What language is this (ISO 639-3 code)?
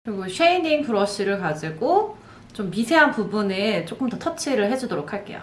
kor